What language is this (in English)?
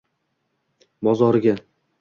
Uzbek